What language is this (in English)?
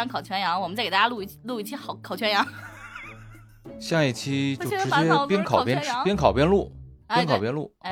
Chinese